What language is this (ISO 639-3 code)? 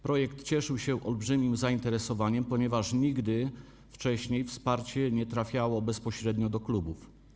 pol